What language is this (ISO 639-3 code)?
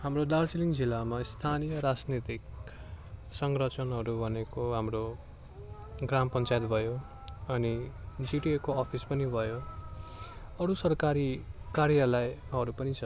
nep